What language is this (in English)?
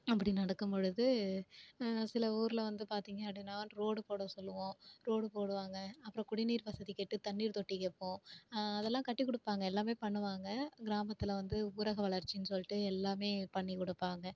Tamil